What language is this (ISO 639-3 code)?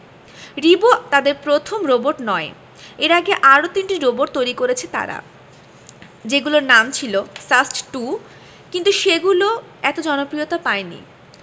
ben